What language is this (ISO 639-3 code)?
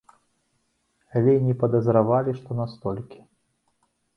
bel